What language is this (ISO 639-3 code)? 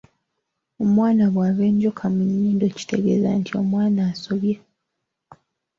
lug